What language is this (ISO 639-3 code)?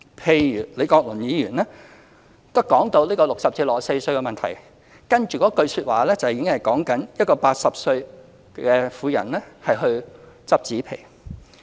yue